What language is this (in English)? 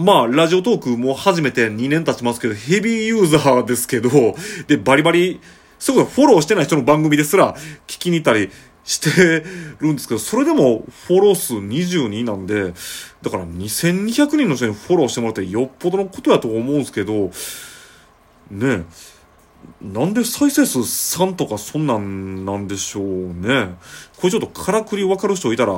Japanese